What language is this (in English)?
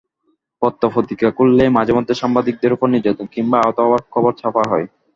Bangla